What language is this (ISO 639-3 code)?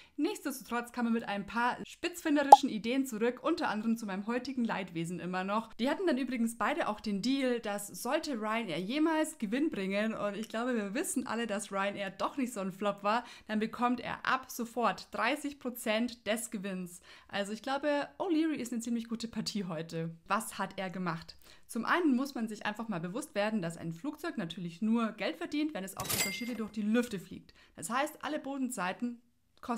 deu